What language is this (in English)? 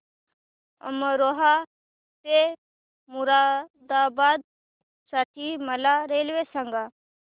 Marathi